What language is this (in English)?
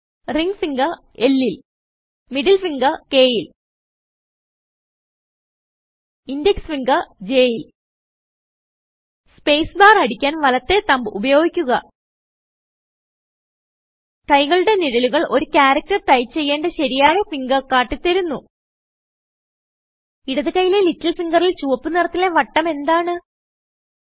Malayalam